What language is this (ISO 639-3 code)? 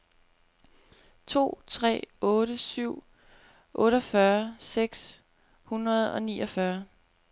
dan